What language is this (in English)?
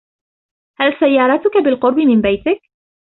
Arabic